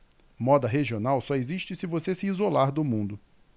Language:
Portuguese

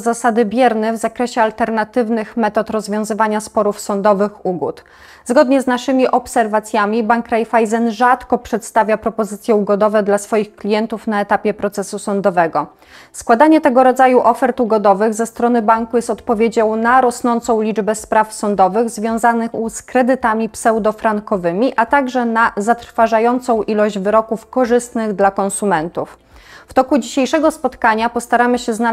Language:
Polish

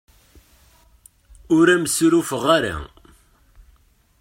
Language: Kabyle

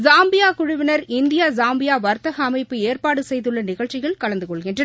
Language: Tamil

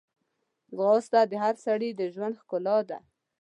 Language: Pashto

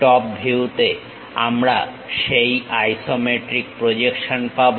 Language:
Bangla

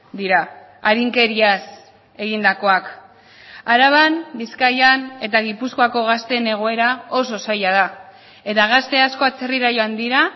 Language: Basque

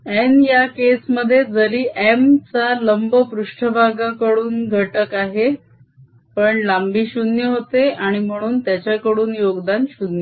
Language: Marathi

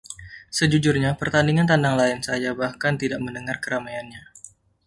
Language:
Indonesian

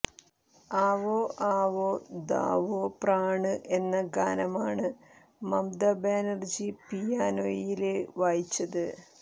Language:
Malayalam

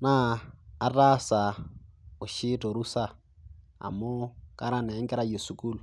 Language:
Masai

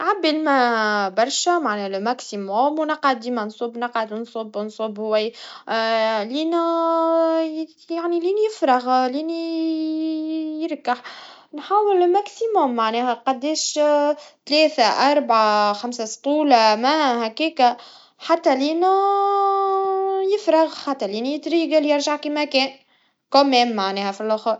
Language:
Tunisian Arabic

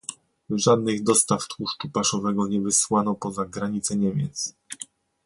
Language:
Polish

